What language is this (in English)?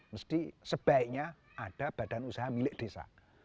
Indonesian